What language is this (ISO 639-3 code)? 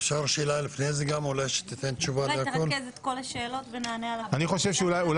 heb